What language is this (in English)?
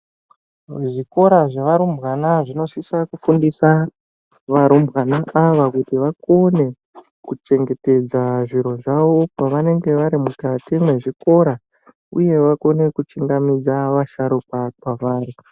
Ndau